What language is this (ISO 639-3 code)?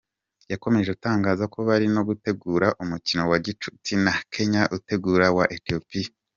kin